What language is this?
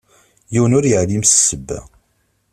Kabyle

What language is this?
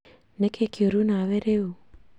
Kikuyu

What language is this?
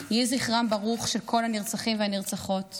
Hebrew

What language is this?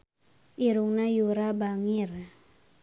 Sundanese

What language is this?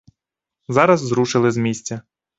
Ukrainian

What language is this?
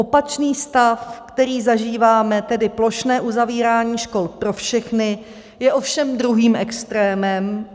Czech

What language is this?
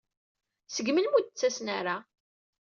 Kabyle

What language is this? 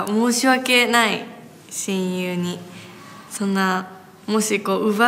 Japanese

